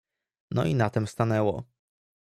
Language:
Polish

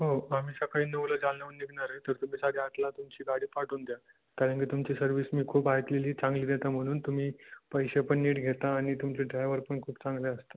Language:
Marathi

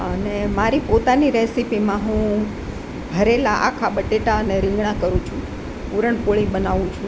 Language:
Gujarati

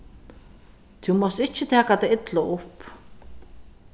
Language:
Faroese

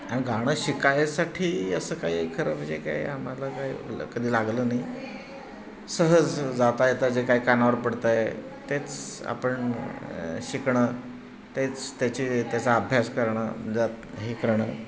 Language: Marathi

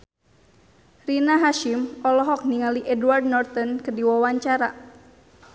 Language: Sundanese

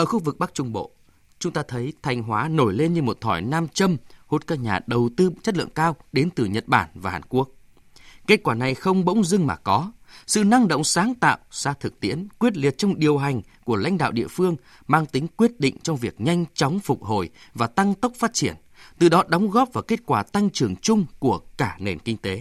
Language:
Vietnamese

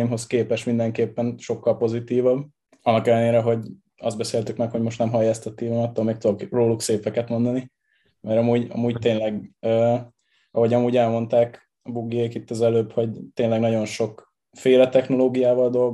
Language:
Hungarian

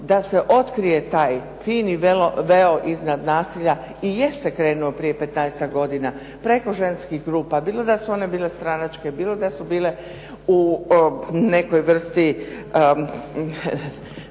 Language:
Croatian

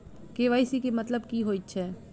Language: Maithili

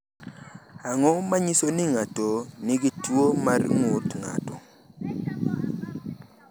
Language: Luo (Kenya and Tanzania)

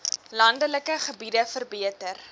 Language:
Afrikaans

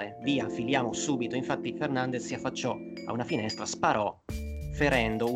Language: Italian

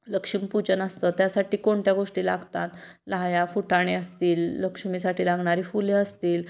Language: Marathi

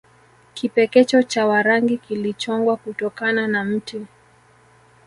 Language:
Swahili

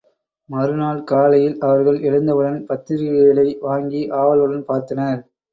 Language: Tamil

